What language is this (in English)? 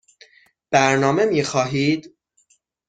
Persian